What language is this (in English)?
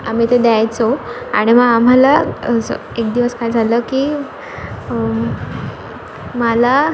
Marathi